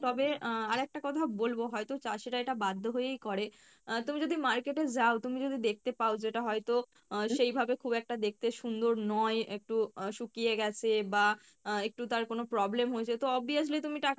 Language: Bangla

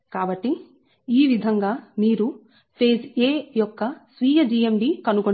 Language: Telugu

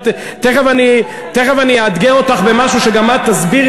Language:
Hebrew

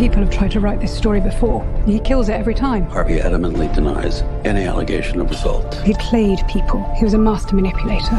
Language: Polish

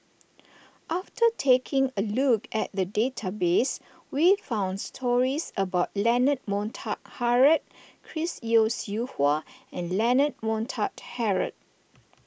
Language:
English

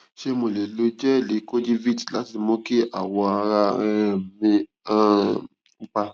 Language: Yoruba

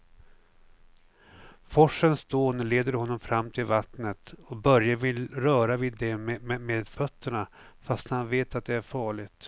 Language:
Swedish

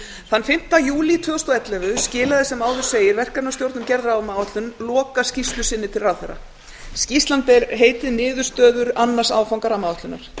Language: Icelandic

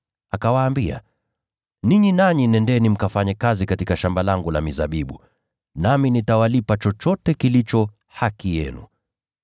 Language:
Swahili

